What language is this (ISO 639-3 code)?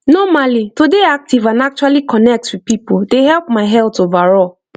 pcm